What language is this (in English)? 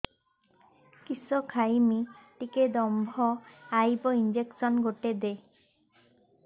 Odia